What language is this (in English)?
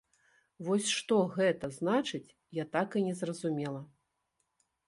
Belarusian